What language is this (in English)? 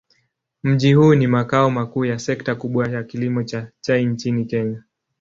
Swahili